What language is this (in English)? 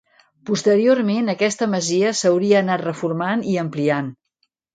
Catalan